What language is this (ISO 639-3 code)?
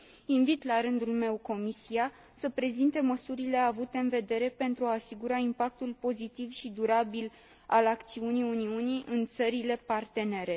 ron